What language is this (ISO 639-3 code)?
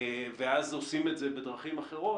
heb